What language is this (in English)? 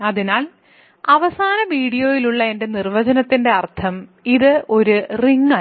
Malayalam